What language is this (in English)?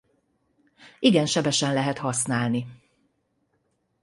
Hungarian